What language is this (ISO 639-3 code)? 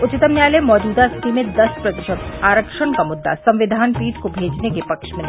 hin